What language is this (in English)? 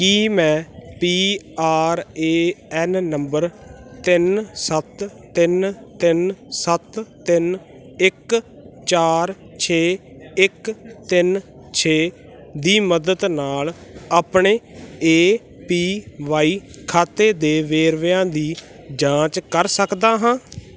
Punjabi